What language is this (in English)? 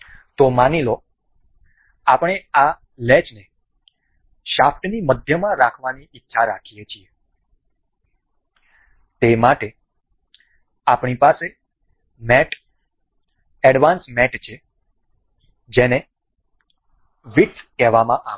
Gujarati